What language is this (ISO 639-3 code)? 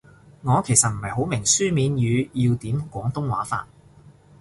yue